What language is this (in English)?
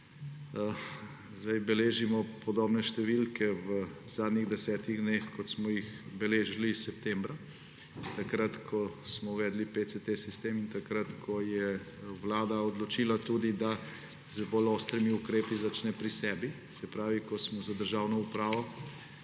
Slovenian